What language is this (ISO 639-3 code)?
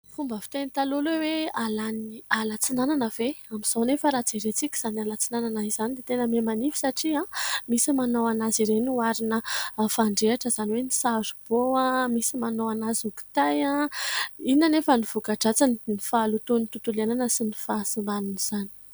mlg